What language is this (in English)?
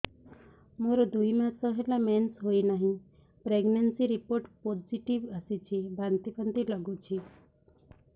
Odia